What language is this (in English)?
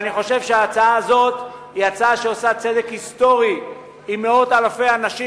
Hebrew